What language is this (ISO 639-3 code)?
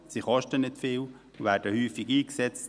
gsw